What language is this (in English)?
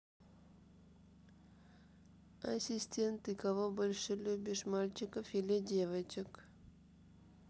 Russian